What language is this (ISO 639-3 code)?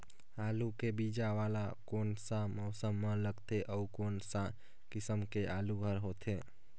hne